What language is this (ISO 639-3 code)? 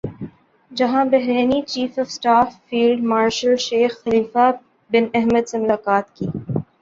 urd